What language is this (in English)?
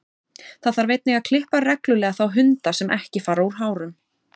Icelandic